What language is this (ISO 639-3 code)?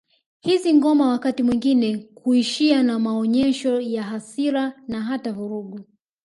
swa